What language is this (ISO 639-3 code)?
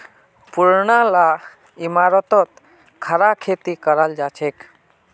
mag